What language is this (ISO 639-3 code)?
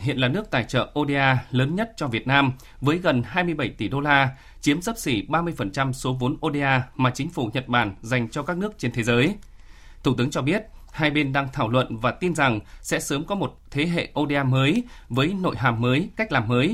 vie